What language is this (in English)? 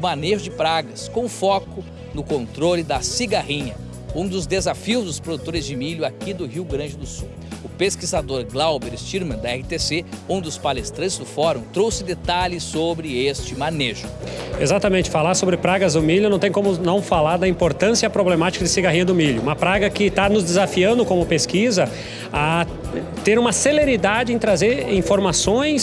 Portuguese